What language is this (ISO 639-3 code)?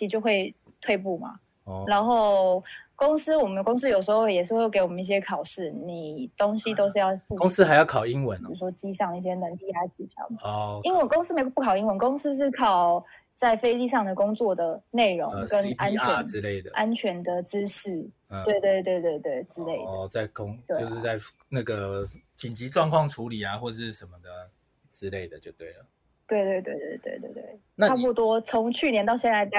zho